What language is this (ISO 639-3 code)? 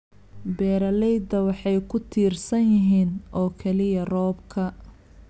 som